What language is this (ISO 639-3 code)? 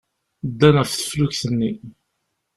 kab